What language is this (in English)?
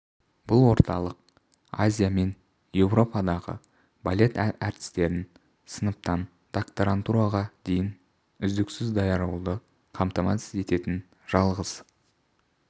Kazakh